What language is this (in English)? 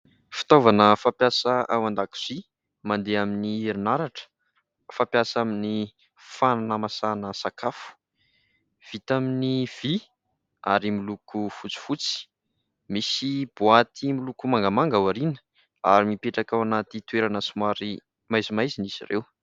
Malagasy